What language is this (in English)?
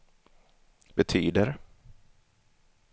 Swedish